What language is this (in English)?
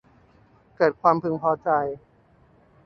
Thai